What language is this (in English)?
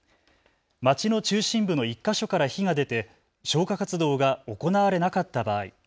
Japanese